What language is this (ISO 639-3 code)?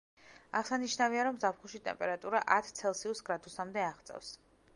kat